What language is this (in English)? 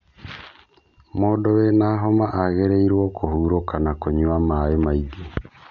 Kikuyu